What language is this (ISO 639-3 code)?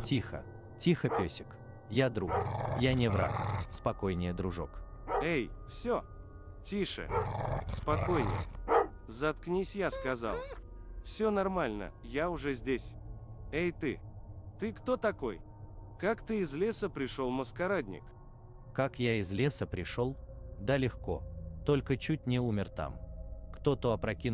rus